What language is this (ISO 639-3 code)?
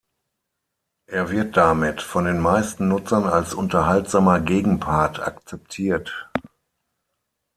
deu